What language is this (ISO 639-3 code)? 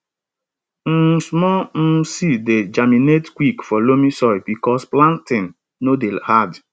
pcm